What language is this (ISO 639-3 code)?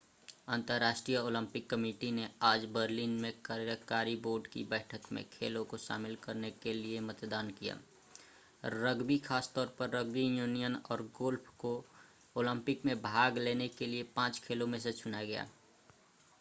hin